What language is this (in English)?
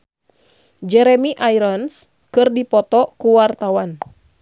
Sundanese